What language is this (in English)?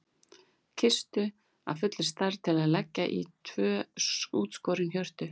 Icelandic